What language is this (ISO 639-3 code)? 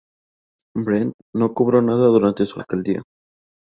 spa